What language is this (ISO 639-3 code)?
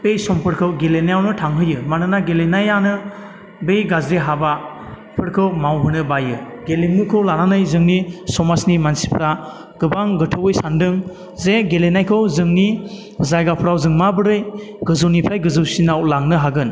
brx